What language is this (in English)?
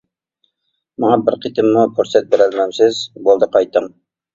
Uyghur